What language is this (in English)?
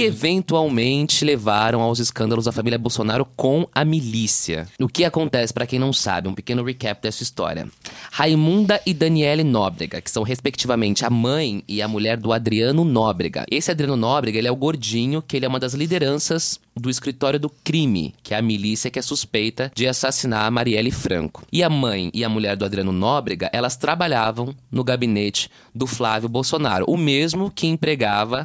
Portuguese